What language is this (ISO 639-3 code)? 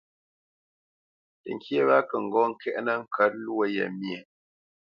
bce